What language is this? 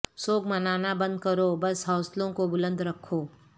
Urdu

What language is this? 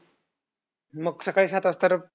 Marathi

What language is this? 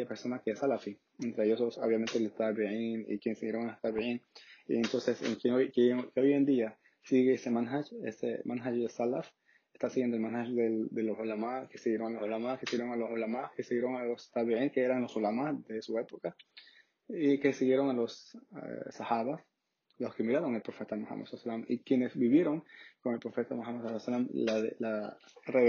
Spanish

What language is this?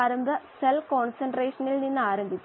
Malayalam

